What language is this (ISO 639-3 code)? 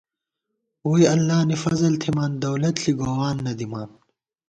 gwt